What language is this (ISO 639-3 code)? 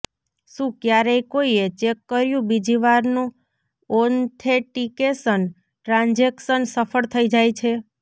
guj